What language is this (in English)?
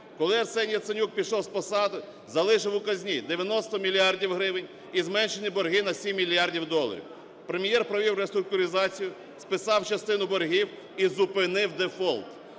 Ukrainian